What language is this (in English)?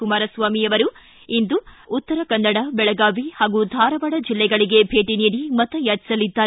Kannada